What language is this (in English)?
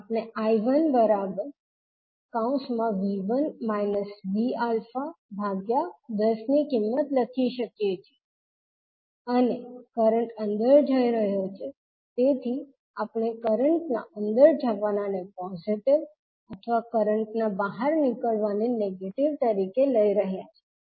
Gujarati